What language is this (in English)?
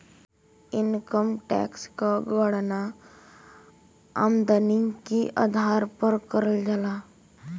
Bhojpuri